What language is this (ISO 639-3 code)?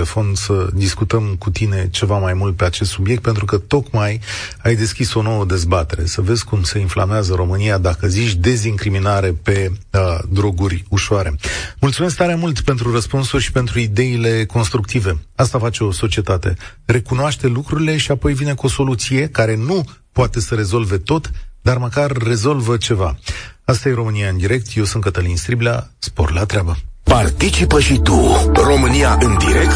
ron